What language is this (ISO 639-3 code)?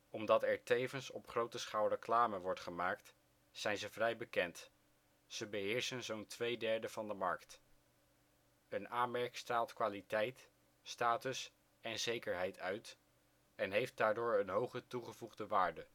nld